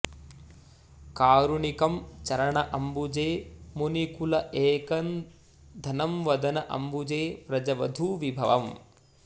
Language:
Sanskrit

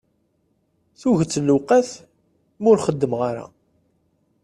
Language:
Kabyle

